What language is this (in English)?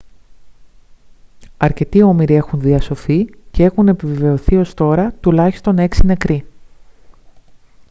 Greek